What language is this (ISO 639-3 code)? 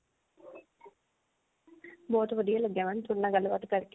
pan